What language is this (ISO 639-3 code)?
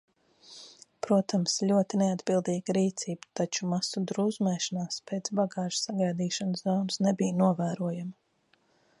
lav